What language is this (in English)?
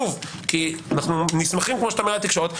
Hebrew